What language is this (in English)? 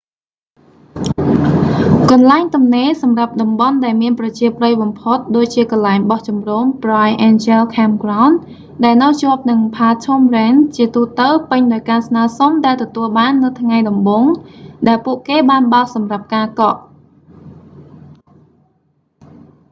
Khmer